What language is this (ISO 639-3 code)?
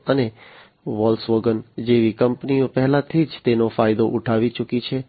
guj